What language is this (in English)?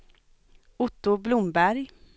Swedish